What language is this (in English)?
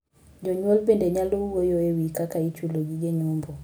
Luo (Kenya and Tanzania)